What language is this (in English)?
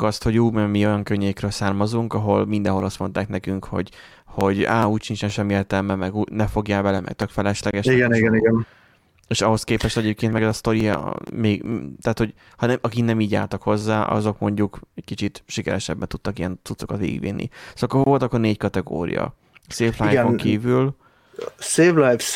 Hungarian